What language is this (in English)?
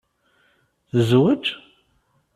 Kabyle